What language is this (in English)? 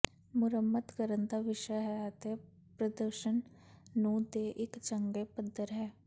Punjabi